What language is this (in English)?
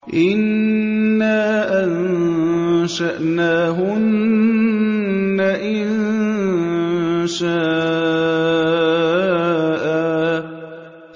Arabic